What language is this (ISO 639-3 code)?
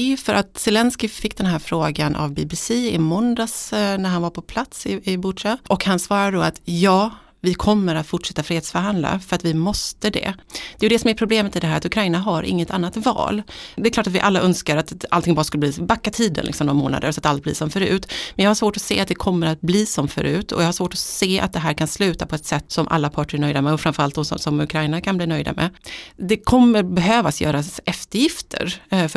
swe